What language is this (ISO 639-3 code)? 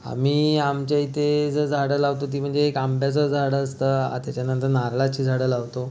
mar